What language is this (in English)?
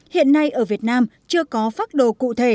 Vietnamese